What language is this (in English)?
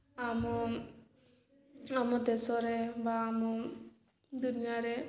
Odia